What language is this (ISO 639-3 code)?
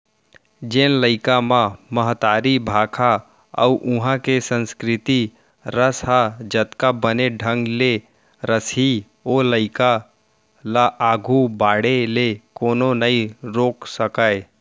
hne